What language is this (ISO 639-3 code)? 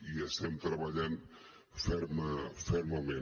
cat